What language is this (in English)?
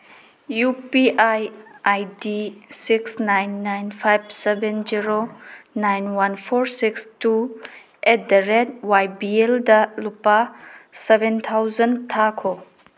Manipuri